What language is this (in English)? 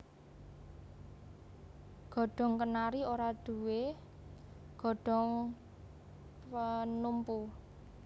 Javanese